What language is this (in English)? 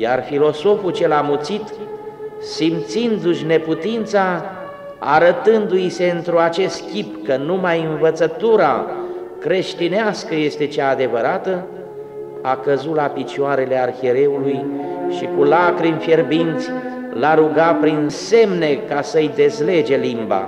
Romanian